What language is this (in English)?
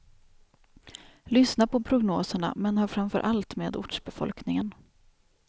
Swedish